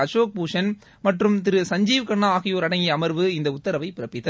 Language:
Tamil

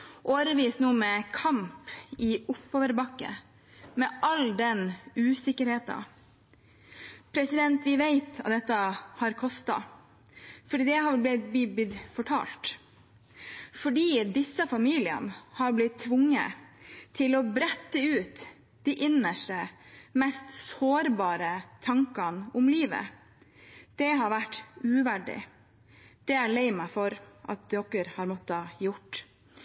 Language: Norwegian Bokmål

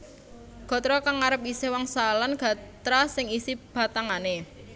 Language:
Javanese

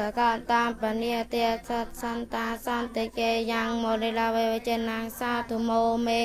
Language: Thai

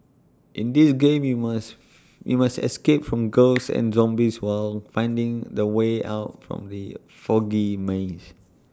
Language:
English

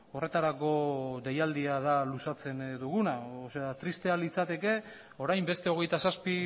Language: Basque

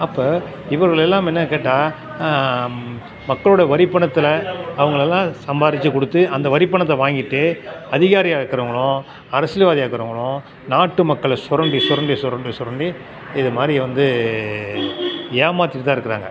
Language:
Tamil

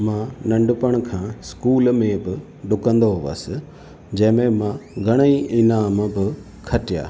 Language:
Sindhi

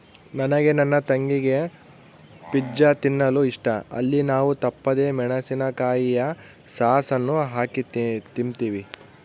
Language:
Kannada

